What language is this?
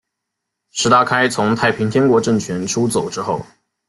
Chinese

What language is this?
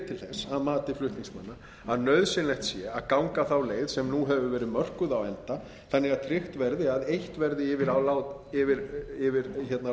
Icelandic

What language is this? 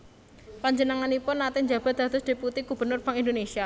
Javanese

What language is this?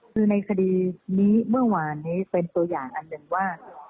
Thai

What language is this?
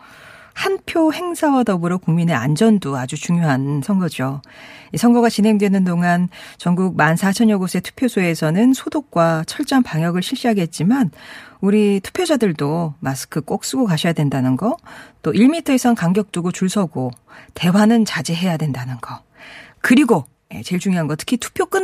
Korean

